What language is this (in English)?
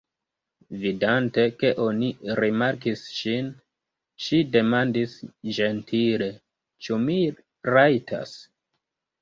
Esperanto